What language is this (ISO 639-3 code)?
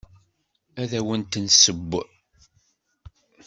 kab